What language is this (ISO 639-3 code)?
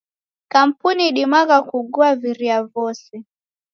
dav